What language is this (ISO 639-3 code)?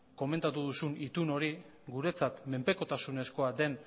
eus